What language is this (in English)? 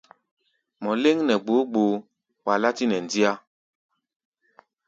Gbaya